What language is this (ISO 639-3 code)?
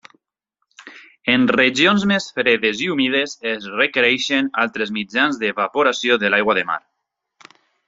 cat